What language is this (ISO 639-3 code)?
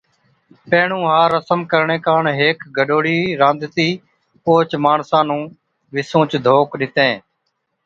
odk